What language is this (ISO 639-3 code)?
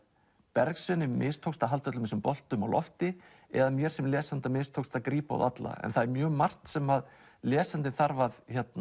isl